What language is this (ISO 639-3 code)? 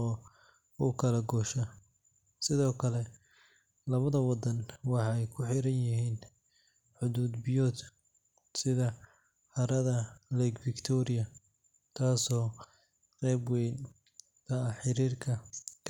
som